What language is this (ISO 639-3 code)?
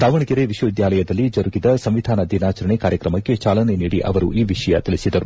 kan